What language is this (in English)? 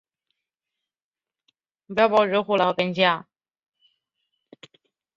Chinese